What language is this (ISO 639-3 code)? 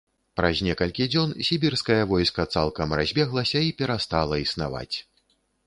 bel